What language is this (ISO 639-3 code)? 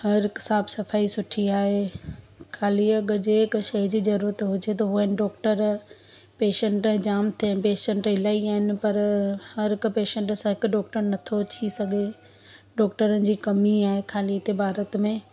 snd